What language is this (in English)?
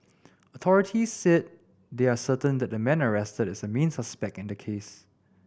English